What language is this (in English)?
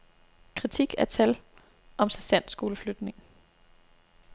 Danish